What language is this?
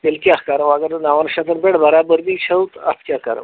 Kashmiri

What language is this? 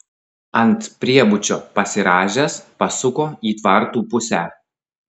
Lithuanian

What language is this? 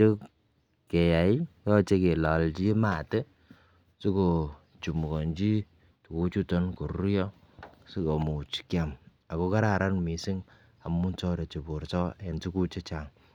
Kalenjin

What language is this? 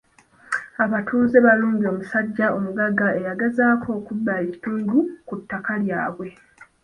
Ganda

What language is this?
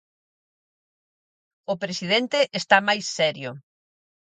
Galician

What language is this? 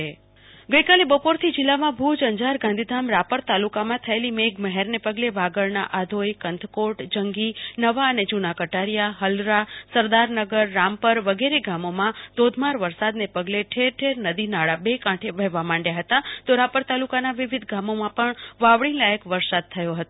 Gujarati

